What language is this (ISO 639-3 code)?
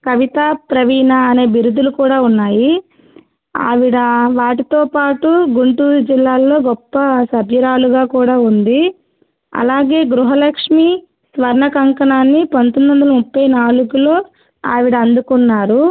tel